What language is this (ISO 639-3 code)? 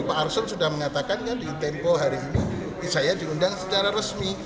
ind